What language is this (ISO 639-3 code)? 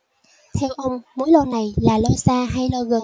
vie